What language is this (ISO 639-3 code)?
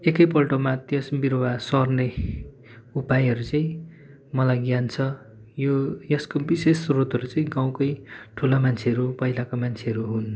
nep